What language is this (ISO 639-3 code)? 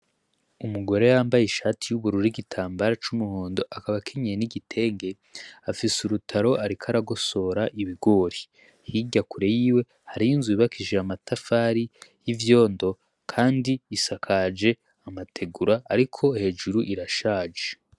run